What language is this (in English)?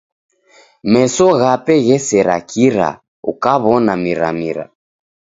Taita